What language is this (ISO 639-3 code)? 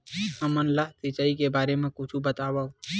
hne